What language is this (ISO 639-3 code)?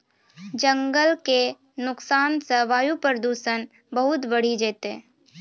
mai